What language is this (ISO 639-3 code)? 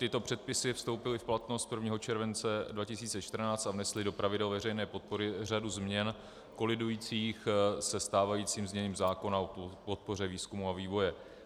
ces